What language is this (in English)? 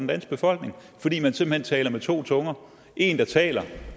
Danish